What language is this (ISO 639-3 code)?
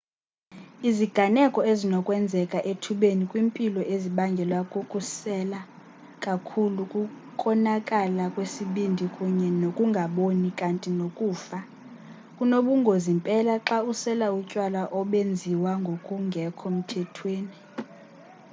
xho